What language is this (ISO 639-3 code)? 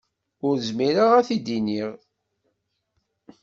kab